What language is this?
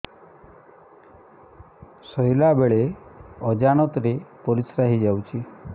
Odia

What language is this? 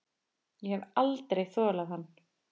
Icelandic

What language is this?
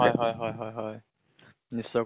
Assamese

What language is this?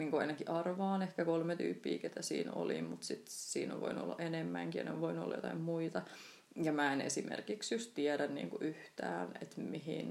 Finnish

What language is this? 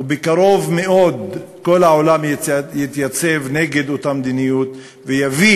Hebrew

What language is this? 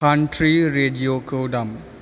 Bodo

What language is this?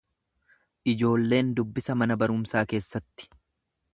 Oromo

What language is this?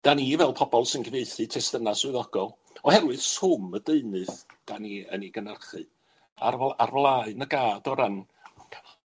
Welsh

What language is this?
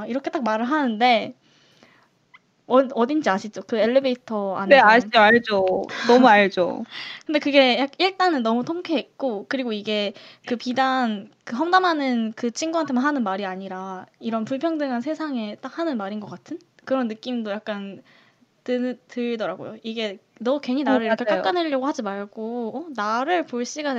Korean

